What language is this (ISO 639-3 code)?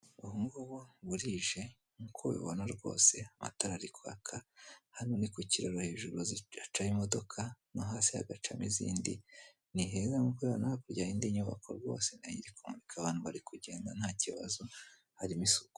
kin